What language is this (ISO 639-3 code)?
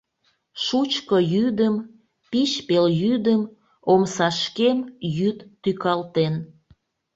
chm